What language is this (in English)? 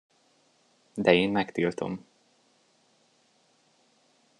Hungarian